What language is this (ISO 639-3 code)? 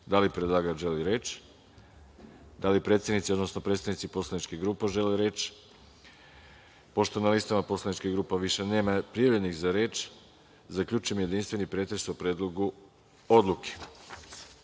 srp